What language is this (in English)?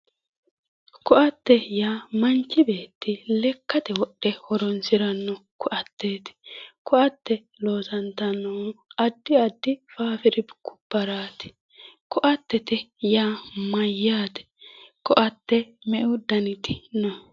Sidamo